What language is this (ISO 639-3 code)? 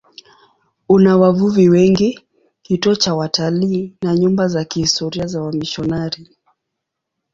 swa